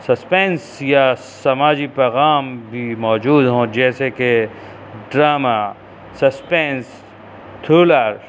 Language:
Urdu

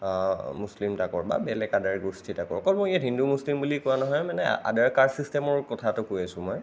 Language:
Assamese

